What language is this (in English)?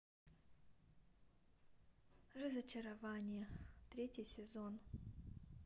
Russian